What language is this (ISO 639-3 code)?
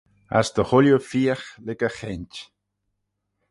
glv